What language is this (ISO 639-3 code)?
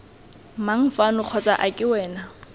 tsn